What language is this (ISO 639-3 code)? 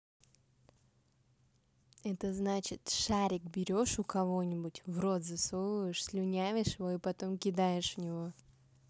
rus